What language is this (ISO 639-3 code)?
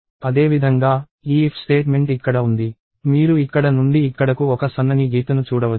tel